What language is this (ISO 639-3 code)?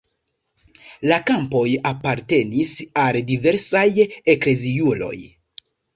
epo